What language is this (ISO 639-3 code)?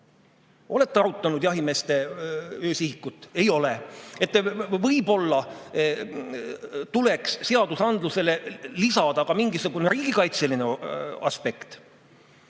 est